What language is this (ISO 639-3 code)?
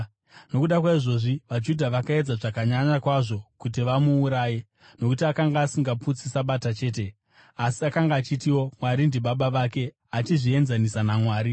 sna